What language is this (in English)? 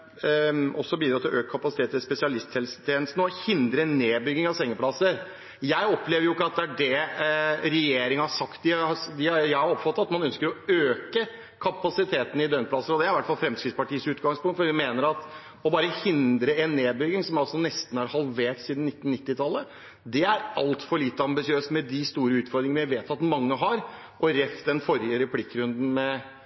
Norwegian Bokmål